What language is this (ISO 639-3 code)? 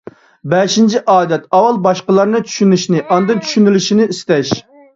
uig